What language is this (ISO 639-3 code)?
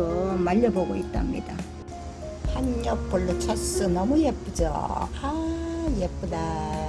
kor